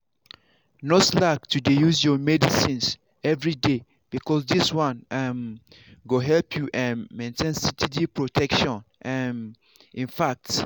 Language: Nigerian Pidgin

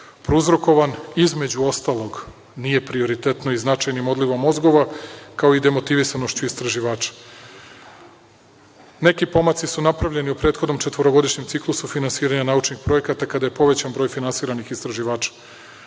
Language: Serbian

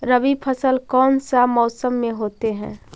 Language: Magahi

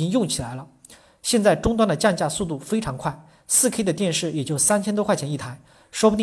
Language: Chinese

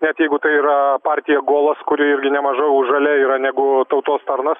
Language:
Lithuanian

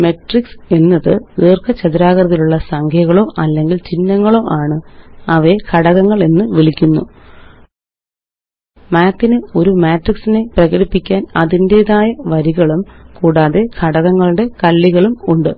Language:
Malayalam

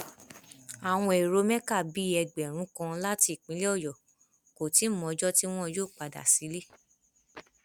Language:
Yoruba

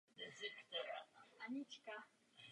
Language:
Czech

